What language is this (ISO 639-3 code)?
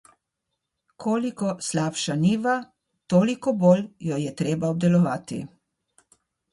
slv